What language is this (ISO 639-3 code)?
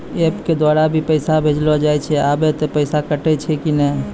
mai